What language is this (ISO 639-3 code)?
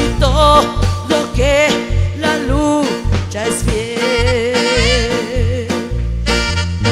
spa